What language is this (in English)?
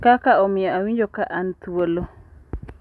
Luo (Kenya and Tanzania)